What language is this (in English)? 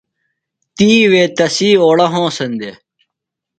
Phalura